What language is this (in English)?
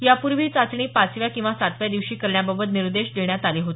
Marathi